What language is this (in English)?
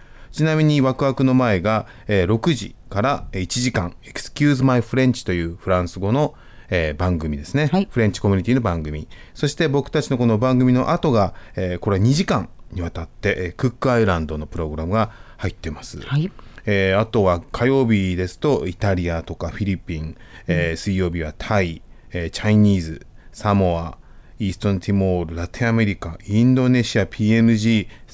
Japanese